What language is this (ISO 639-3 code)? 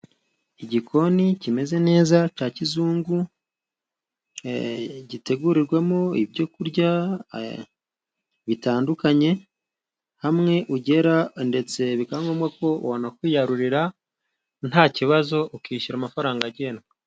kin